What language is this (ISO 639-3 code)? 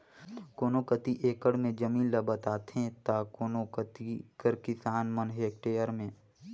hne